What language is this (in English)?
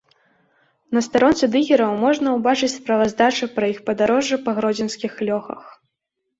Belarusian